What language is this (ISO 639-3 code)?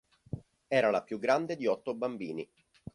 ita